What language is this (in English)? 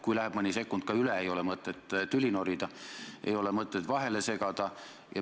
Estonian